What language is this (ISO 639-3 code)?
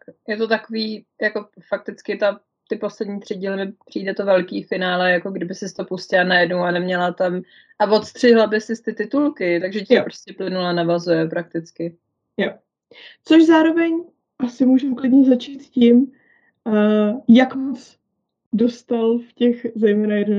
ces